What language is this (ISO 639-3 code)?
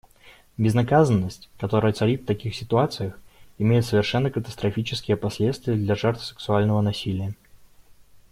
rus